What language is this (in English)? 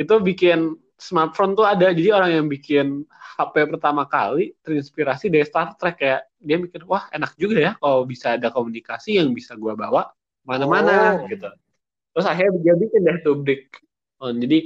Indonesian